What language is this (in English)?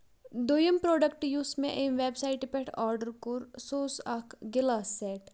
Kashmiri